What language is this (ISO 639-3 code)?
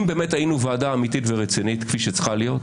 heb